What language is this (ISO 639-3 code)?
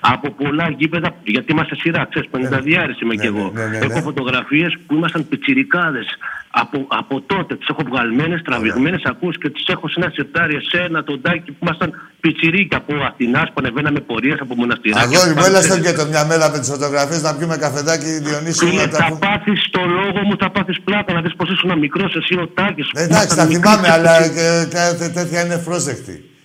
ell